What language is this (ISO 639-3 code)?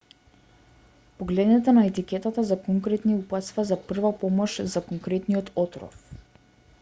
mkd